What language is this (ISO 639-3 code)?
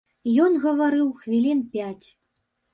bel